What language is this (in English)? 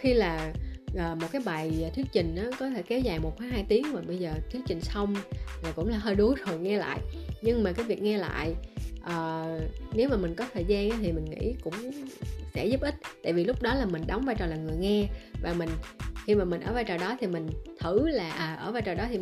Vietnamese